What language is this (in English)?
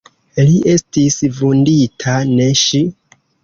Esperanto